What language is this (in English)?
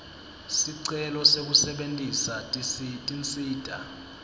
Swati